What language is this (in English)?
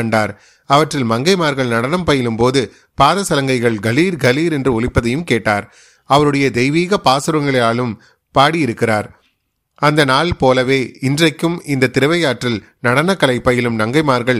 Tamil